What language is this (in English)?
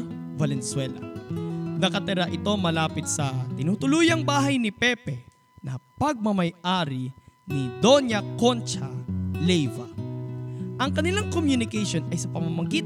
Filipino